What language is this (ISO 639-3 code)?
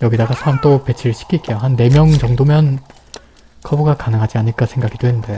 kor